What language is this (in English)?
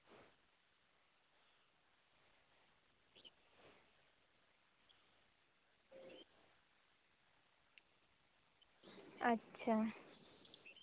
Santali